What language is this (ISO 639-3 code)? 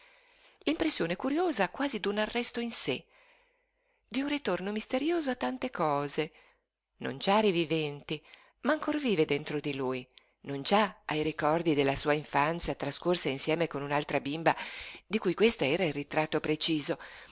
ita